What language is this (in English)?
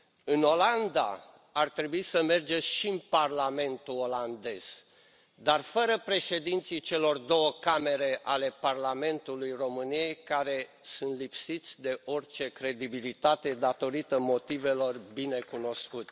Romanian